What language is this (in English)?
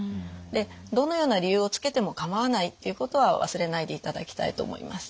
Japanese